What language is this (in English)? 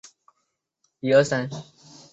Chinese